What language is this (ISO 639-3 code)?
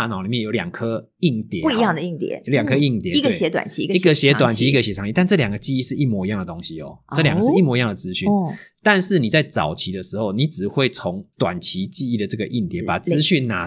zho